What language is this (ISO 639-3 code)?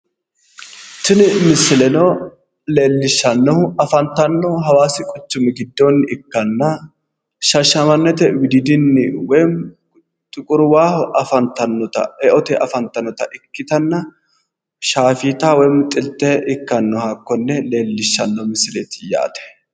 sid